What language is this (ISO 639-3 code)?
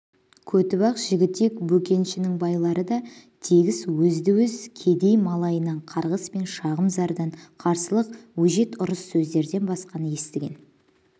kaz